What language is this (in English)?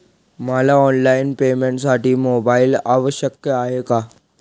Marathi